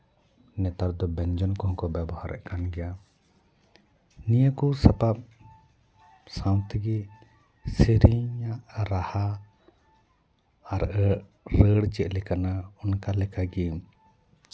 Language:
Santali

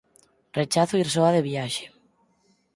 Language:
Galician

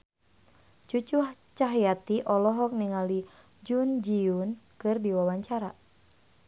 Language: Sundanese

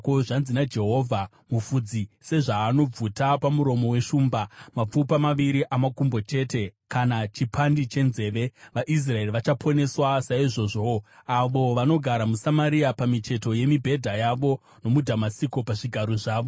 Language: Shona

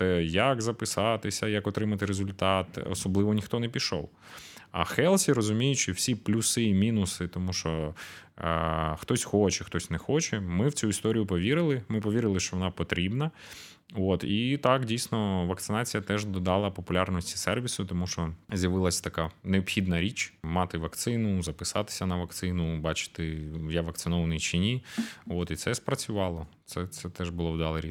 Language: Ukrainian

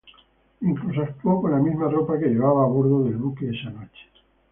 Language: Spanish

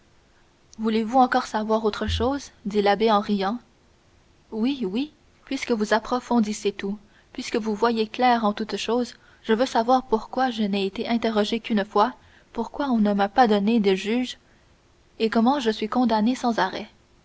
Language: French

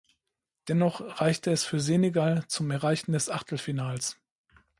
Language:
German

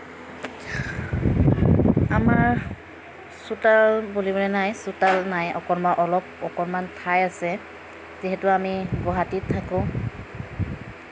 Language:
Assamese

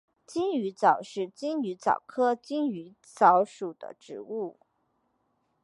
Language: Chinese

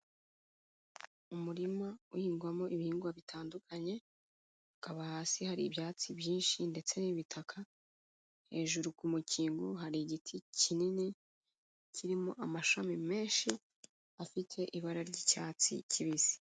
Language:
Kinyarwanda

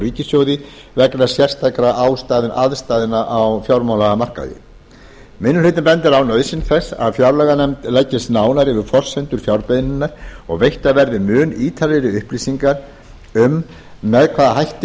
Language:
Icelandic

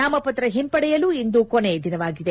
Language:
Kannada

